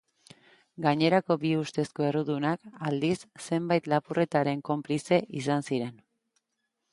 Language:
Basque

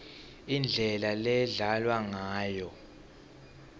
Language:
Swati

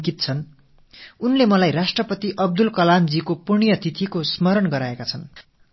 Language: Tamil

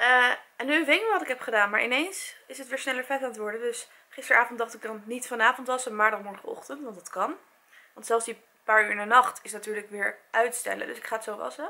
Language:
Dutch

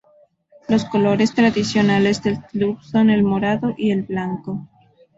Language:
Spanish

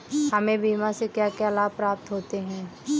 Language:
Hindi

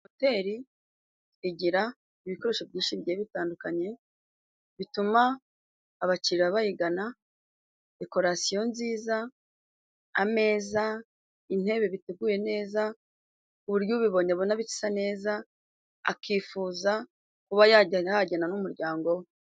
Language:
Kinyarwanda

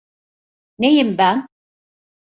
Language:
Turkish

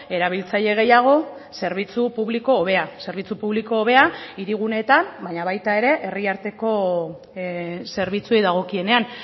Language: Basque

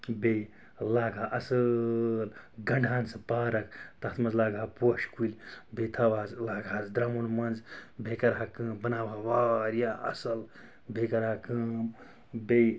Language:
Kashmiri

